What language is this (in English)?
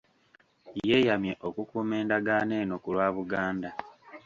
Ganda